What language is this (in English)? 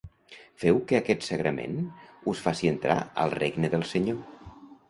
Catalan